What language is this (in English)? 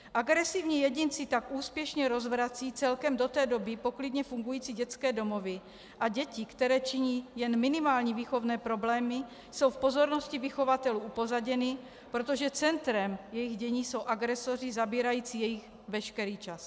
Czech